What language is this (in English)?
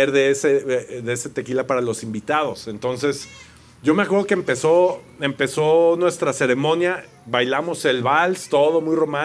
Spanish